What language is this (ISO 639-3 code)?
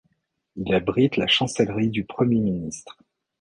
fra